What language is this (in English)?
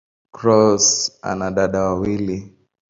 Swahili